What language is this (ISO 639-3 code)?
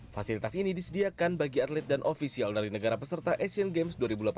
ind